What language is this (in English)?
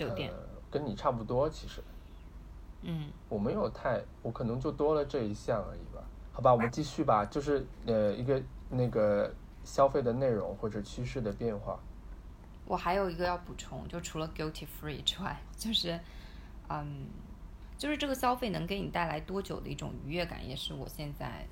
Chinese